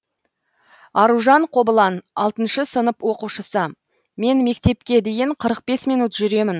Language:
Kazakh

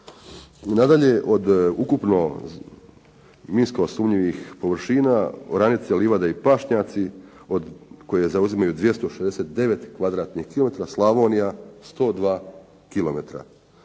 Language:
Croatian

